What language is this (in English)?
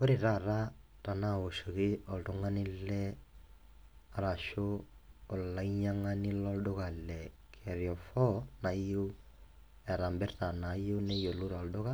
Masai